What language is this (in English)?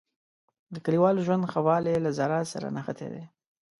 Pashto